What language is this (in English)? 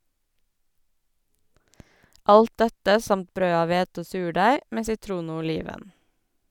Norwegian